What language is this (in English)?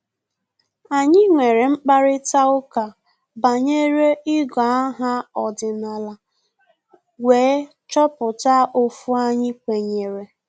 Igbo